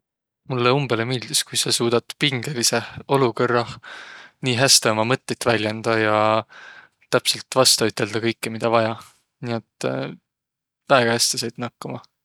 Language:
Võro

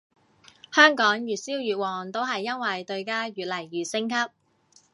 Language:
Cantonese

